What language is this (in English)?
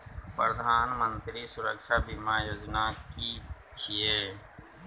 Maithili